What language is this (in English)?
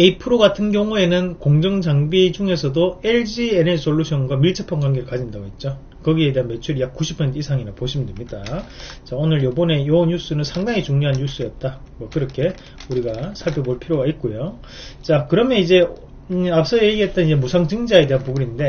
Korean